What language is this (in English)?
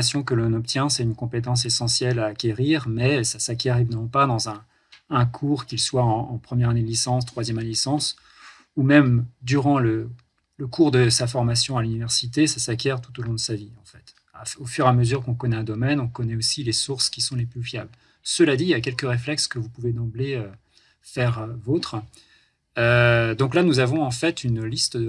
French